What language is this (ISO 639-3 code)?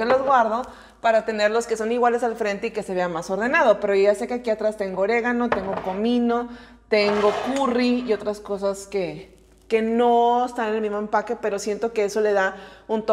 spa